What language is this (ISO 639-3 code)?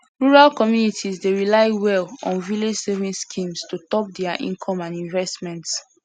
pcm